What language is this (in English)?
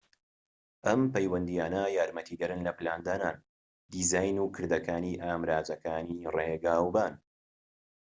Central Kurdish